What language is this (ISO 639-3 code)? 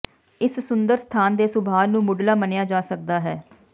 pan